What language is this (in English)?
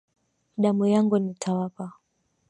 Swahili